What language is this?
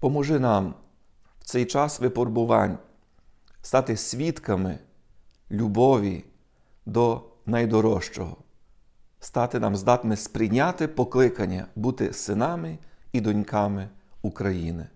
Ukrainian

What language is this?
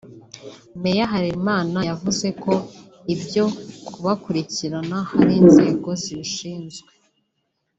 Kinyarwanda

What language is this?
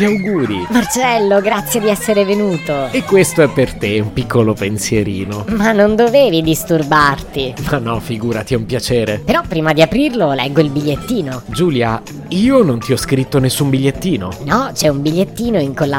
Italian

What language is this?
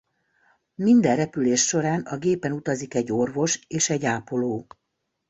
Hungarian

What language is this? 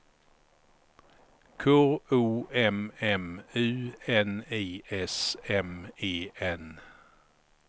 Swedish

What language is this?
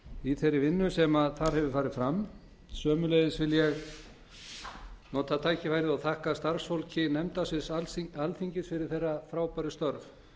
Icelandic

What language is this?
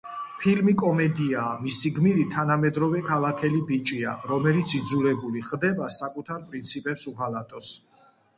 Georgian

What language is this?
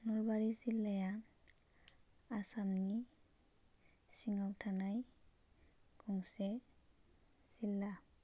Bodo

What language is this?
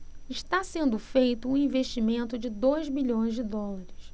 Portuguese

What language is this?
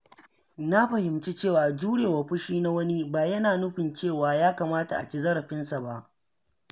Hausa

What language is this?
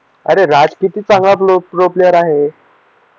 Marathi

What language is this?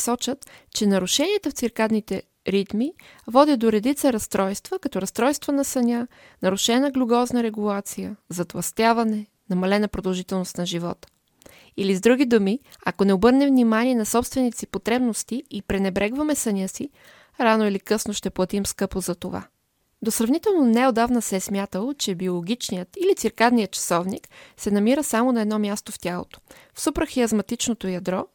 Bulgarian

